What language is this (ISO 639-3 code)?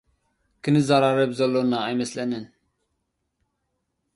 tir